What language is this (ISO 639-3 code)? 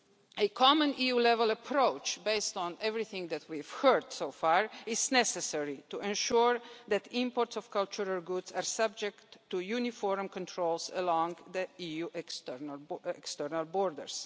eng